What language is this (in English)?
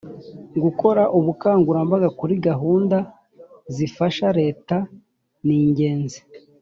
Kinyarwanda